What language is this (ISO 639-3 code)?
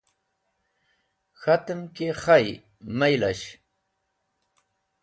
wbl